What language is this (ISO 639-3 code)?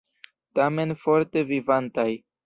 epo